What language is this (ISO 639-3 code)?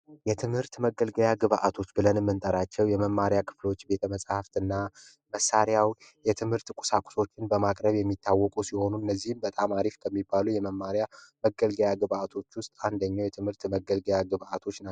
amh